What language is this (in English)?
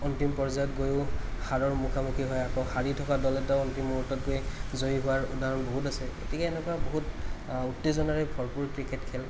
Assamese